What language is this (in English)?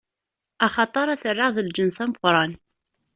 Kabyle